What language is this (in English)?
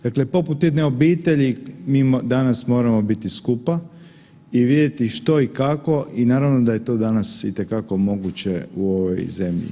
Croatian